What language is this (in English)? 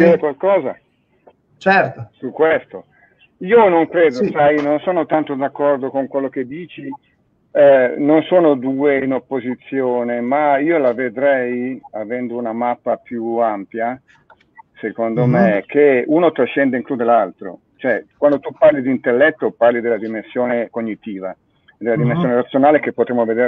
Italian